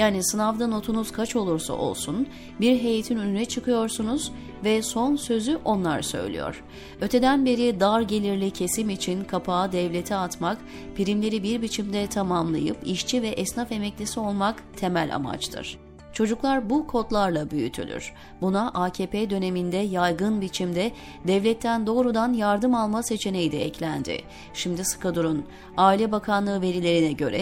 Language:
Turkish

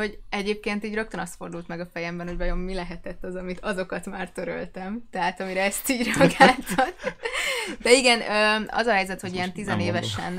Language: Hungarian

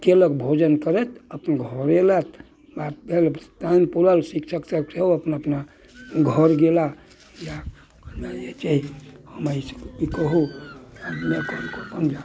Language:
Maithili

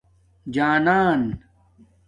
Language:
Domaaki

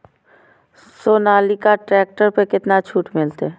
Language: Maithili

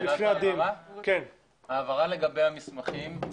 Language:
Hebrew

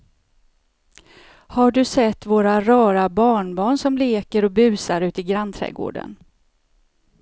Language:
Swedish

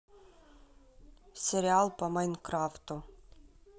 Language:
Russian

